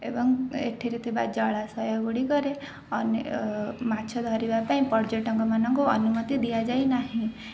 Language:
Odia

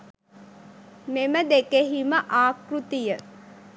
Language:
Sinhala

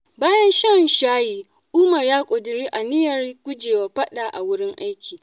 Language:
Hausa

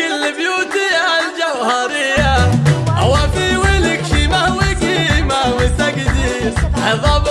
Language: Arabic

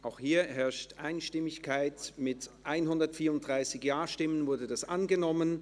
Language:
Swiss German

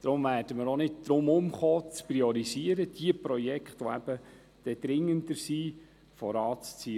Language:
Swiss German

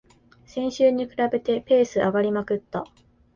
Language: Japanese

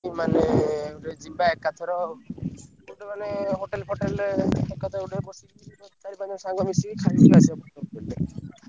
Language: Odia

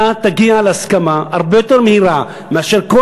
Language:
Hebrew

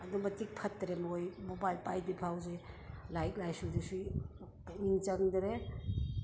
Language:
Manipuri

